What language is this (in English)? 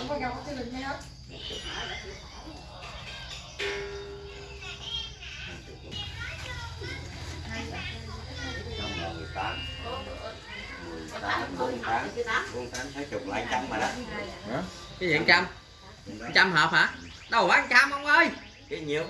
Vietnamese